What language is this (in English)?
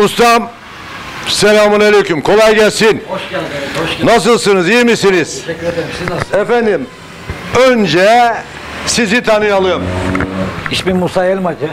Turkish